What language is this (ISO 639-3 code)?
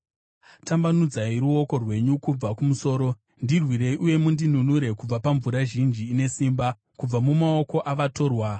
sna